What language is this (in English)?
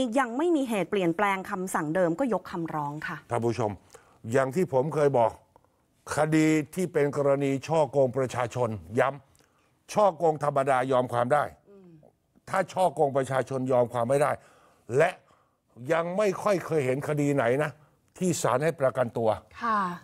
Thai